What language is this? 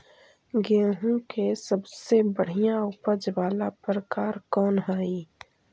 Magahi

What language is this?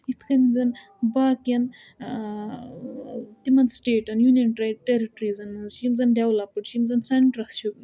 Kashmiri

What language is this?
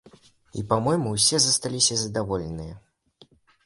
Belarusian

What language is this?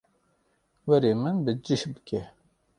Kurdish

